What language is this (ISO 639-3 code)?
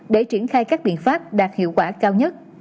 vie